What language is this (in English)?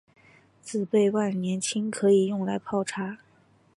Chinese